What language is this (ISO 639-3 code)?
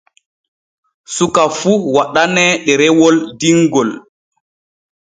fue